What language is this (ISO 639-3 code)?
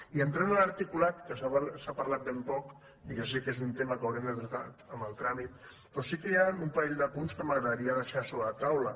cat